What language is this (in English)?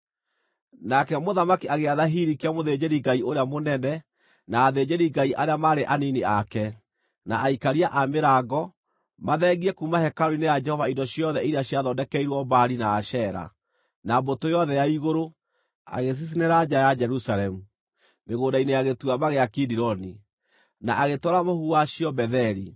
Kikuyu